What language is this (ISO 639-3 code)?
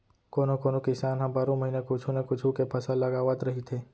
hne